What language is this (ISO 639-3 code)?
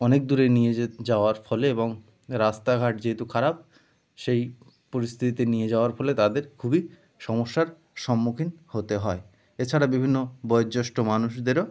ben